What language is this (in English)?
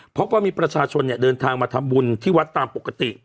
Thai